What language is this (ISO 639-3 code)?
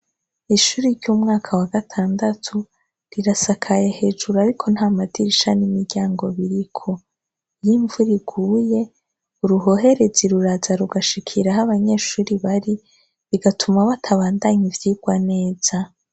run